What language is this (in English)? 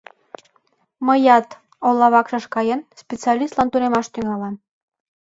Mari